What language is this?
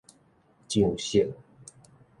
Min Nan Chinese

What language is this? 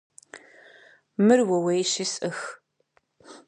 Kabardian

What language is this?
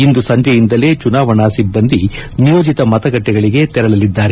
Kannada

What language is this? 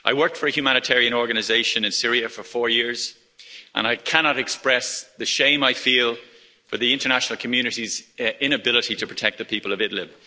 English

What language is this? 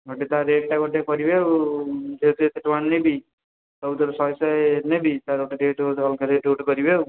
Odia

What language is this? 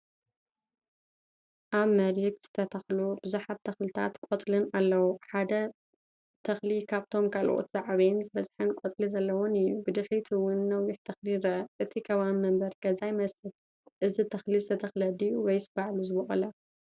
Tigrinya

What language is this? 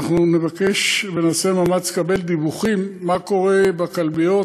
Hebrew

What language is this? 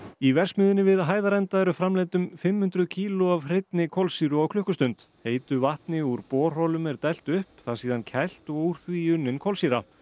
Icelandic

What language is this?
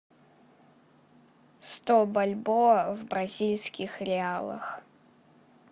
Russian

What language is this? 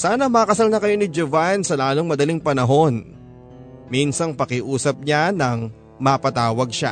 Filipino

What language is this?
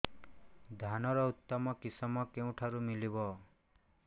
Odia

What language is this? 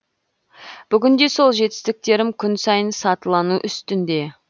Kazakh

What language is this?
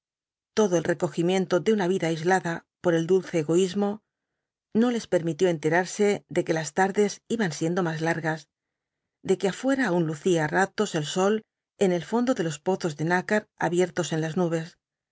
Spanish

